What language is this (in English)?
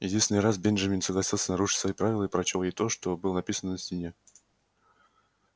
Russian